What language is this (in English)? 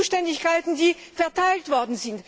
German